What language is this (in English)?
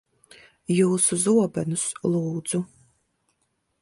Latvian